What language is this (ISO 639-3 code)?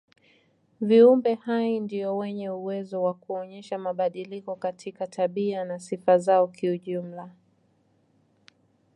swa